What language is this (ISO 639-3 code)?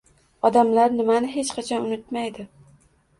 uzb